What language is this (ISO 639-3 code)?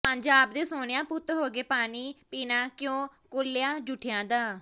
pan